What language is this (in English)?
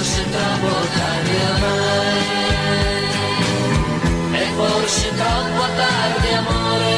Italian